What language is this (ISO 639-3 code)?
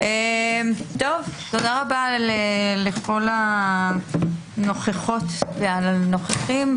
heb